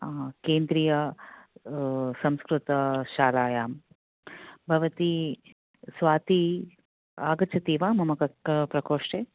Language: Sanskrit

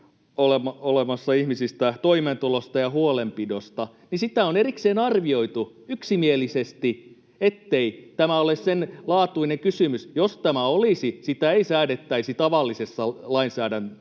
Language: Finnish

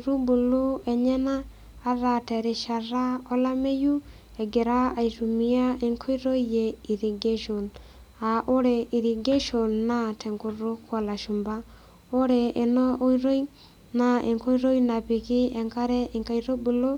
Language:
Masai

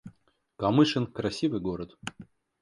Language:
Russian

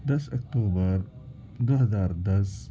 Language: Urdu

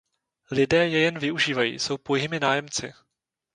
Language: Czech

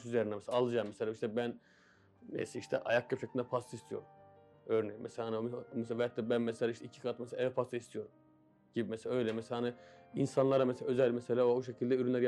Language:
Turkish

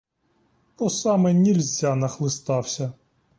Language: Ukrainian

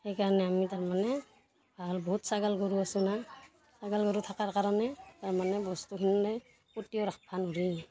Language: Assamese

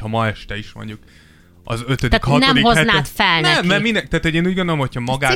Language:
Hungarian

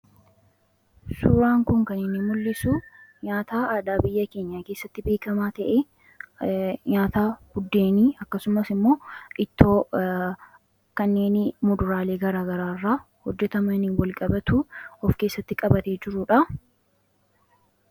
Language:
Oromo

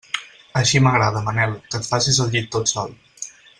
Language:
Catalan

